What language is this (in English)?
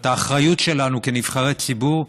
Hebrew